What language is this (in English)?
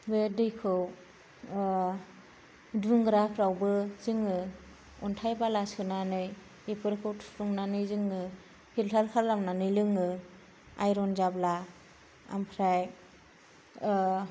Bodo